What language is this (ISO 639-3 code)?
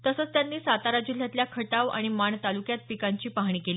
mar